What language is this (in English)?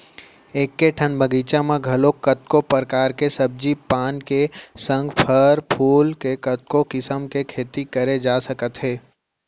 Chhattisgarhi